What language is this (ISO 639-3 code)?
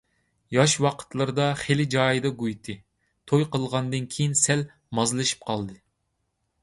uig